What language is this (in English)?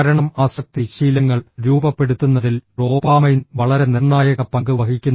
Malayalam